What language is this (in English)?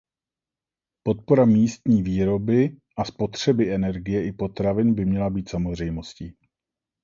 Czech